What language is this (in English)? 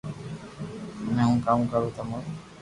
Loarki